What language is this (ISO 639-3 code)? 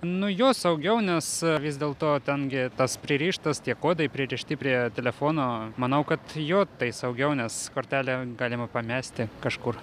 lit